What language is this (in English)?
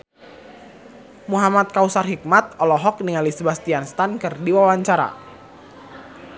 Sundanese